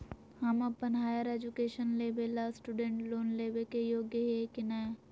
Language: Magahi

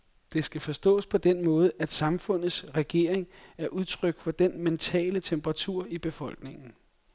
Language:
Danish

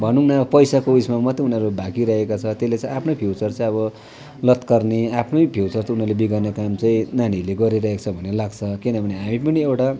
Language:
Nepali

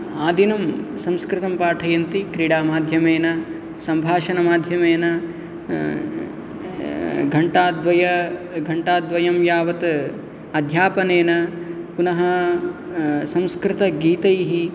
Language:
Sanskrit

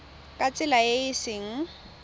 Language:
Tswana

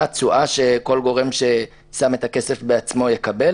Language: Hebrew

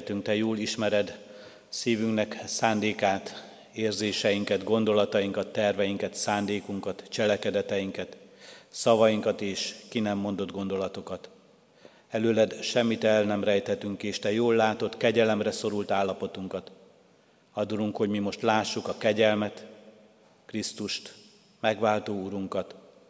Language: Hungarian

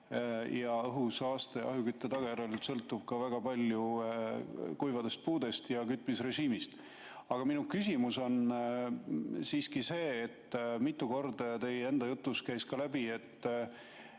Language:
Estonian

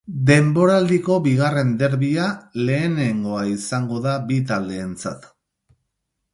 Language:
Basque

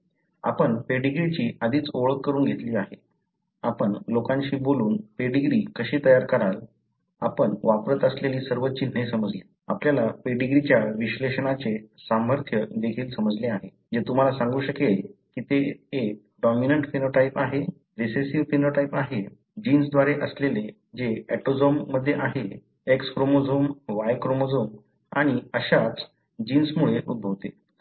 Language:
Marathi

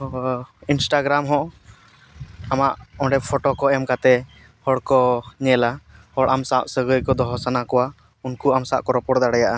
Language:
Santali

